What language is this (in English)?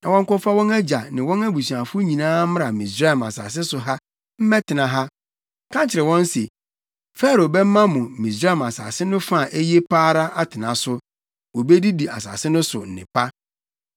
Akan